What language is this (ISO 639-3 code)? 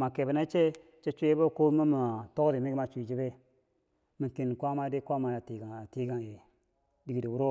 bsj